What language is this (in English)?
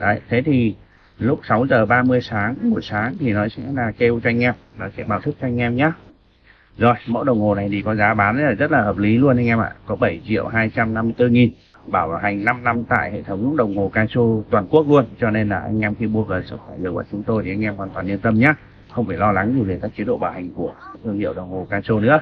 Vietnamese